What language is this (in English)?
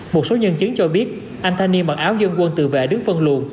Vietnamese